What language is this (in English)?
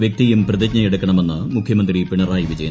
Malayalam